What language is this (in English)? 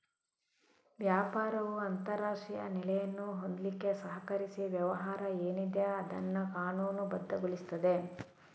Kannada